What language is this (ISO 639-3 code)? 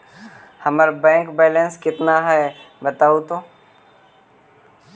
mag